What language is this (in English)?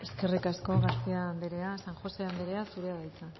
Basque